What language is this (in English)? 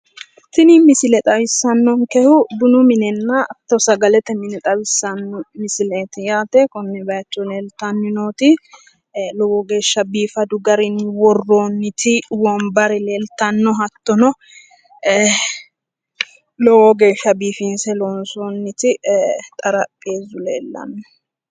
Sidamo